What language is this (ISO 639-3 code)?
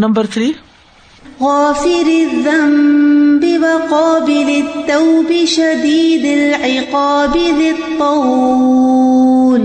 urd